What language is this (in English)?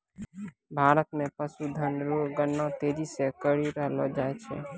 Maithili